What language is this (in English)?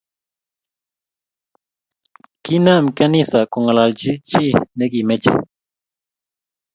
Kalenjin